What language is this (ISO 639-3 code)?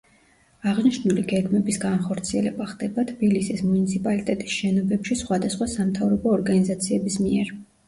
kat